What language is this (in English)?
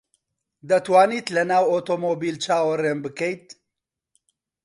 Central Kurdish